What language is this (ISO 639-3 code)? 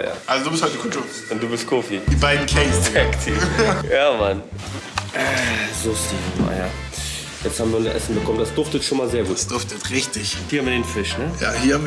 deu